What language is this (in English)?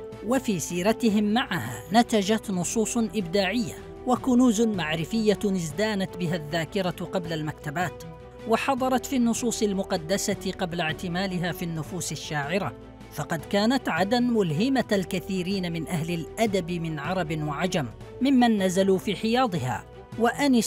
Arabic